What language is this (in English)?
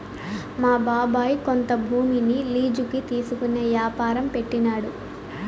Telugu